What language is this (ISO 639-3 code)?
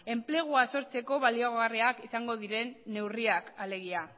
eus